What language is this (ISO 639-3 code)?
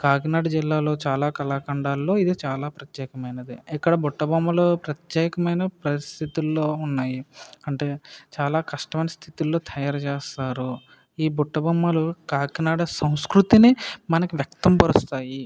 tel